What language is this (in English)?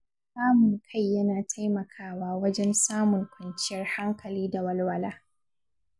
Hausa